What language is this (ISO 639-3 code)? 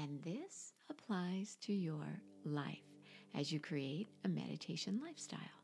eng